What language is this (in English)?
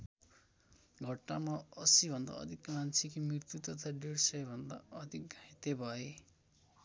Nepali